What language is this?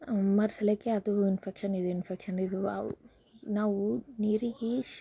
Kannada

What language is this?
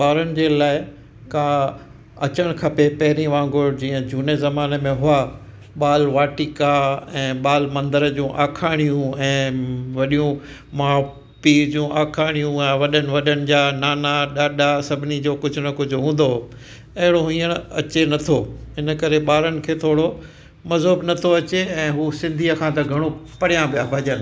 Sindhi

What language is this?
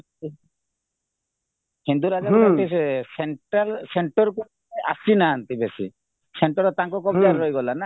Odia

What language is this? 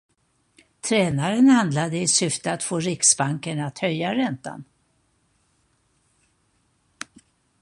Swedish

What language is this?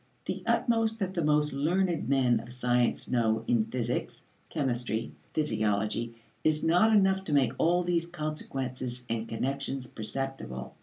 English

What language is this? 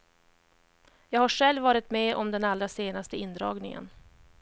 Swedish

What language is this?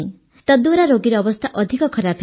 Odia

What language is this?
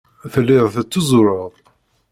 Kabyle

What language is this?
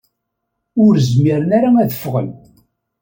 Kabyle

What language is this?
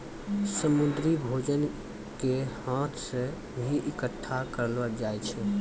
Maithili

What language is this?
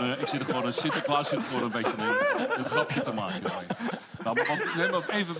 Dutch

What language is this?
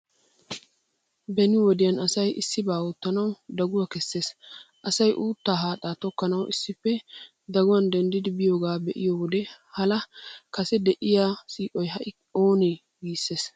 Wolaytta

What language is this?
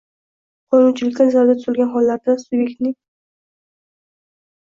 Uzbek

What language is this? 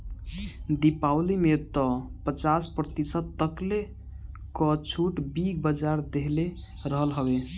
Bhojpuri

